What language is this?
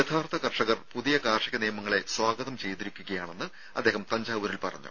Malayalam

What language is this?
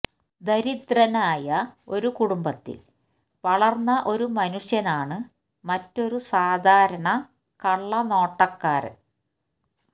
Malayalam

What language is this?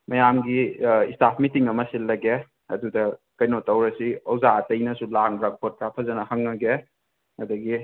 Manipuri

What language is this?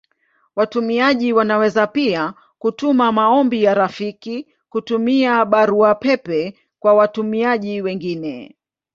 Swahili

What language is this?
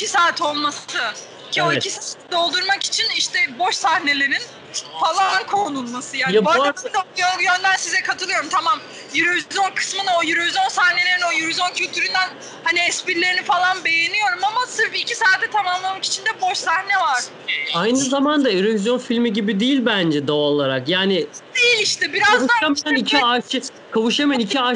Turkish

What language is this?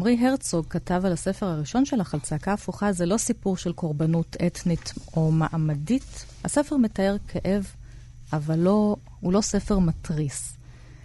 Hebrew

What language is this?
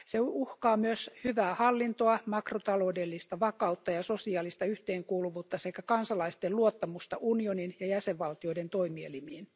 Finnish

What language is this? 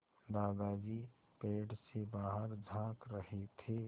Hindi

